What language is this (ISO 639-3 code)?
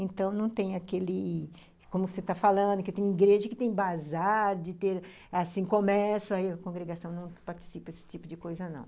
por